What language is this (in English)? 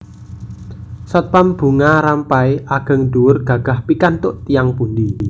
Javanese